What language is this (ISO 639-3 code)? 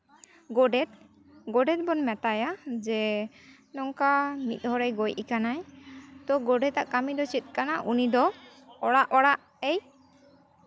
sat